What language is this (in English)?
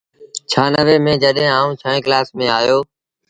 Sindhi Bhil